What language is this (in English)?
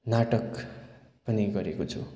Nepali